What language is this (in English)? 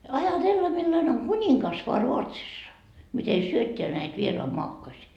Finnish